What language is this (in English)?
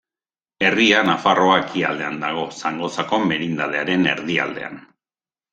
Basque